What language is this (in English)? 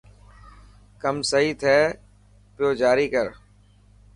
Dhatki